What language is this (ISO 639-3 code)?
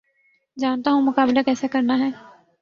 urd